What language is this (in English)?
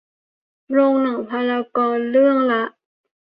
Thai